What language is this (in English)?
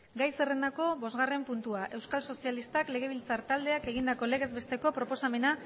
Basque